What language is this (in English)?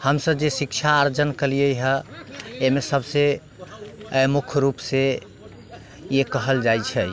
Maithili